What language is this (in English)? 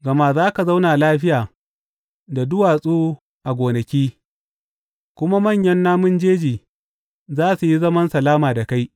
Hausa